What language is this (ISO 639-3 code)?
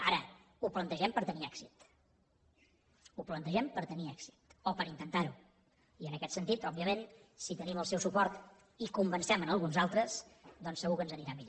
cat